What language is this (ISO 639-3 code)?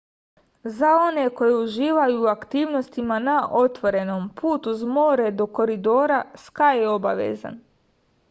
srp